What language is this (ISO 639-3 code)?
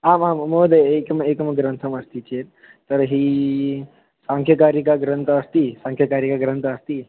san